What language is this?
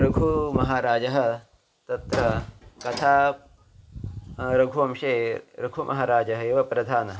Sanskrit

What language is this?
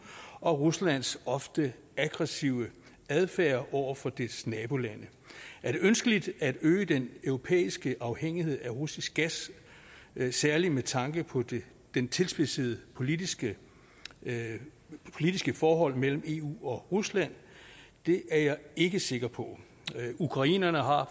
Danish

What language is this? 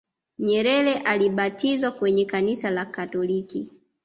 Swahili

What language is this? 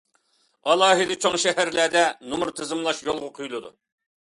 Uyghur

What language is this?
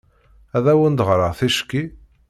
Kabyle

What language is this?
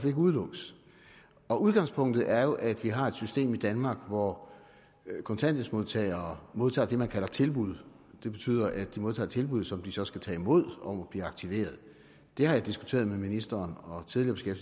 Danish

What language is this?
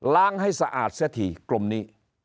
Thai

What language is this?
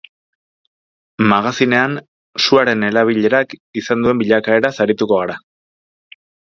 Basque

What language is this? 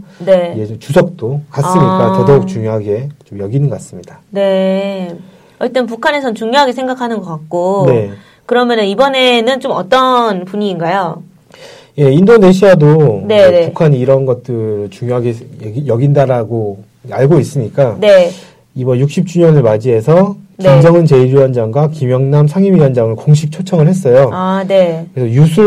Korean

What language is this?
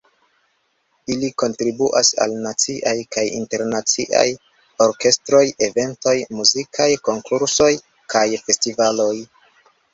Esperanto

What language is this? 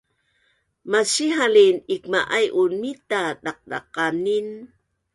Bunun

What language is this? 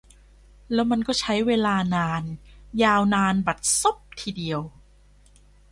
Thai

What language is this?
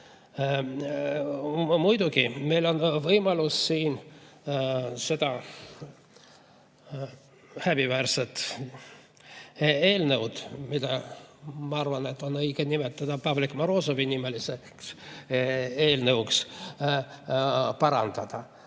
Estonian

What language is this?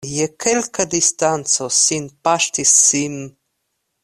Esperanto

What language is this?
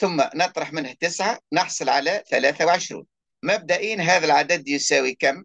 Arabic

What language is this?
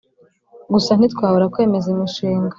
Kinyarwanda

